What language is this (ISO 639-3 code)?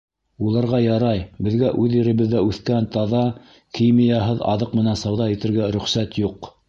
bak